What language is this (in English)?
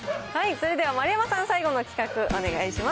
Japanese